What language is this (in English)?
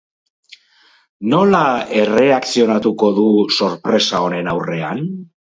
Basque